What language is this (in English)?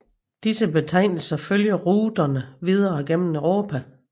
Danish